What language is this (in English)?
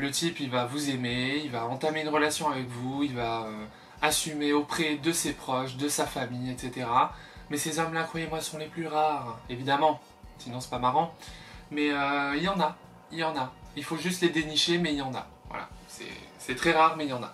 French